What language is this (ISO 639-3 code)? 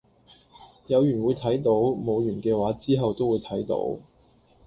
yue